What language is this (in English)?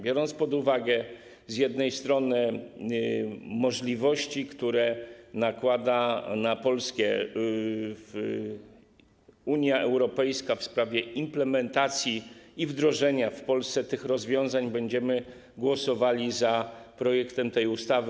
Polish